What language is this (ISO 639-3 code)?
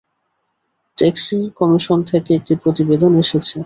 ben